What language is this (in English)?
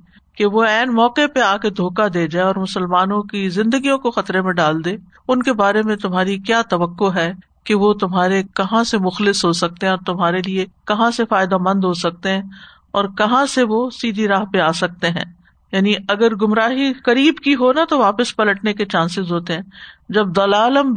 Urdu